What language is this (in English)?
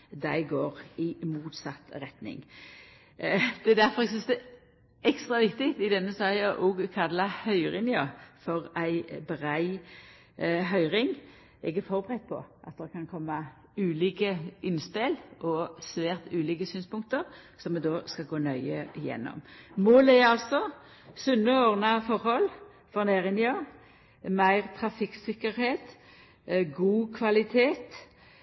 Norwegian Nynorsk